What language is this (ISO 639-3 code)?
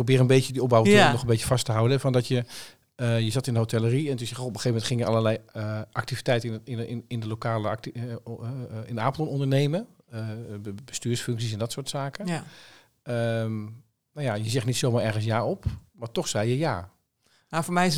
nld